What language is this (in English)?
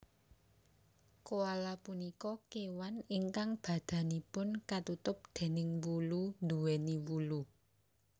Javanese